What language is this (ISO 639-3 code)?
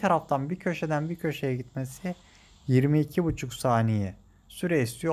tur